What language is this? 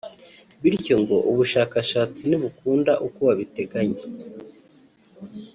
Kinyarwanda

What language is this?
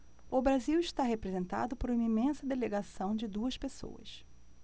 Portuguese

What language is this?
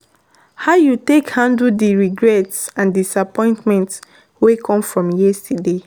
Nigerian Pidgin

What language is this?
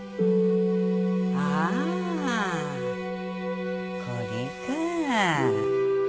Japanese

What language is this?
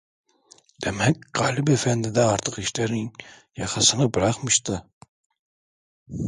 Turkish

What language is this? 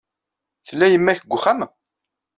Kabyle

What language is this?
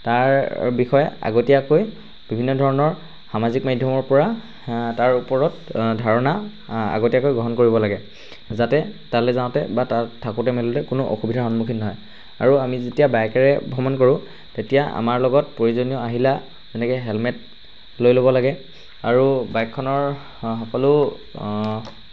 Assamese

